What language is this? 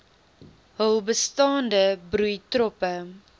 Afrikaans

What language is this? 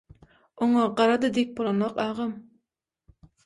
Turkmen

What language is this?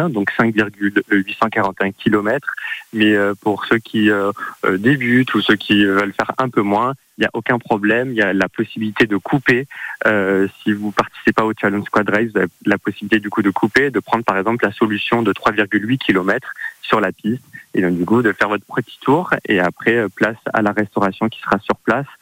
French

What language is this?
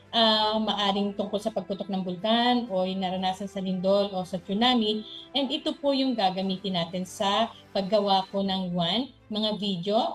Filipino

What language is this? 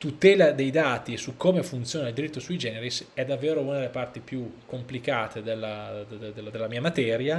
Italian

